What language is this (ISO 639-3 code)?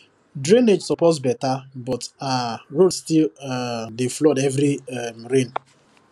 pcm